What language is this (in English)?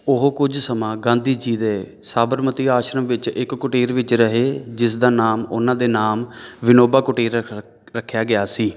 Punjabi